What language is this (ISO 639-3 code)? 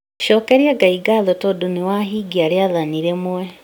kik